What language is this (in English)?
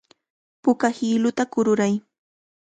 Cajatambo North Lima Quechua